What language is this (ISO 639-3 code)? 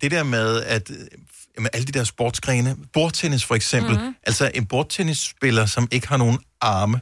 dan